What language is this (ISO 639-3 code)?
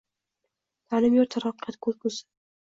uzb